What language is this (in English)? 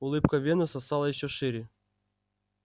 Russian